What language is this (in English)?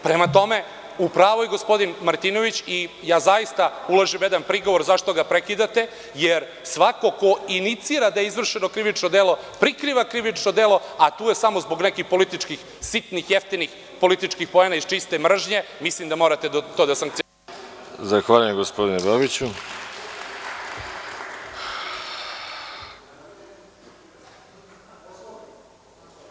Serbian